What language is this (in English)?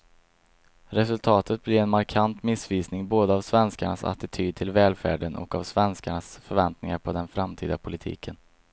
Swedish